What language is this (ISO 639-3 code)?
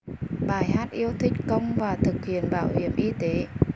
vie